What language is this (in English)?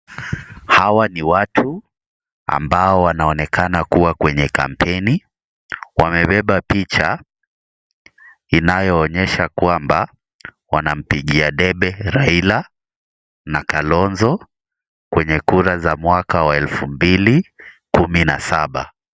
Swahili